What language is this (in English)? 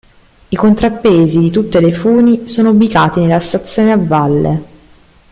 Italian